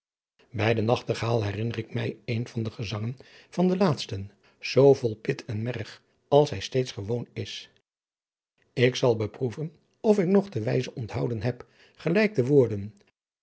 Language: Dutch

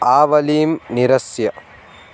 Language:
Sanskrit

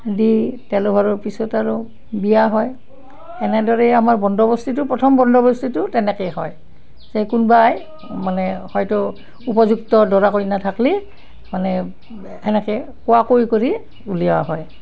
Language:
Assamese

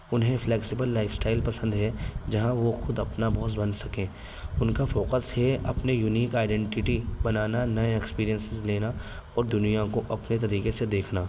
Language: Urdu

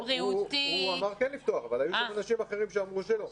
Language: Hebrew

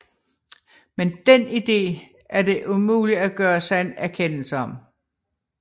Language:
Danish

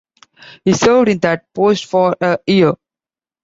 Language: English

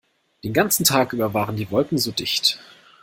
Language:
German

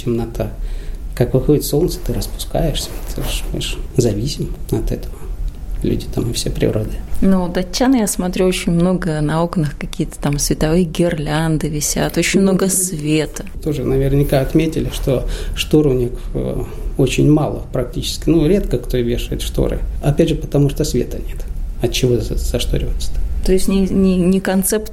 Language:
Russian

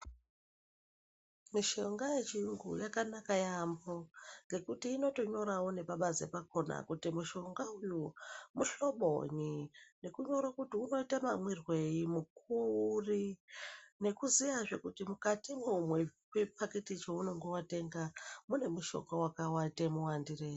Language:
Ndau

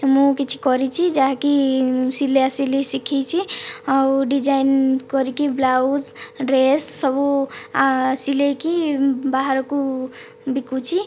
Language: Odia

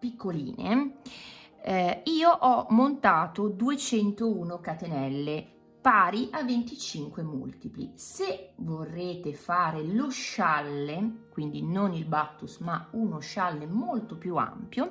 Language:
Italian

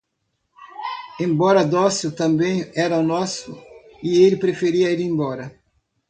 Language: Portuguese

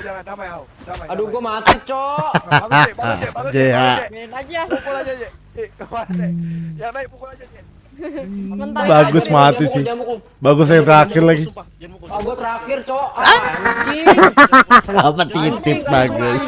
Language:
Indonesian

